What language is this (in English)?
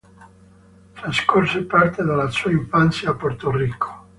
Italian